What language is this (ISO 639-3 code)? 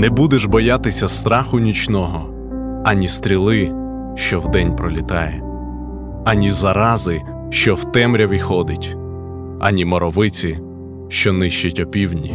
ukr